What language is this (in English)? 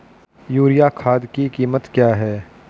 Hindi